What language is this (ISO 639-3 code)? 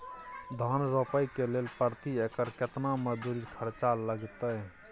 mai